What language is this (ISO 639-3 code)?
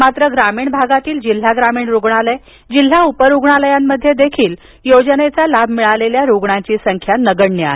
mar